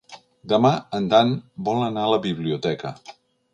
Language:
Catalan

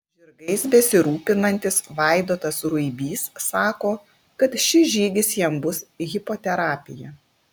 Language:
Lithuanian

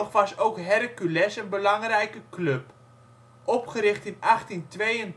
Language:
Dutch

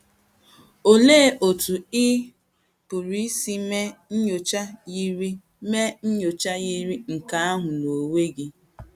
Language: Igbo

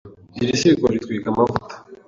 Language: Kinyarwanda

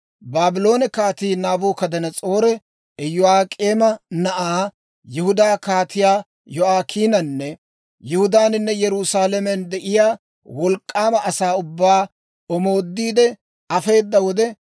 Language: Dawro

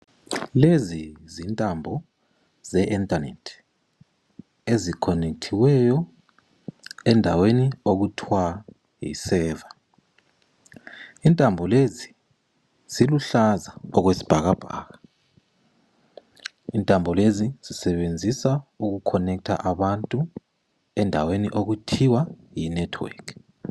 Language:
North Ndebele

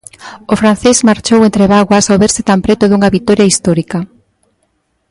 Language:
Galician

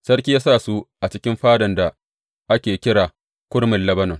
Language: Hausa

